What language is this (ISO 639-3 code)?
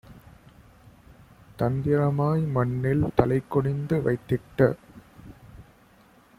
tam